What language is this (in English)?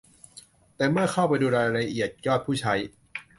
Thai